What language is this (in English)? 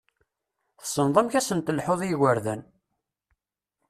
Kabyle